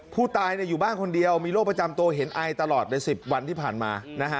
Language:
Thai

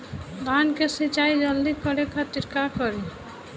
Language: Bhojpuri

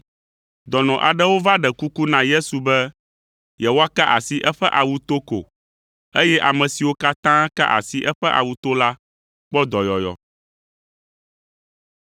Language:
Ewe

